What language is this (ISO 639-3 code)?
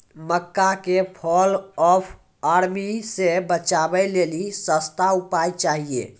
mai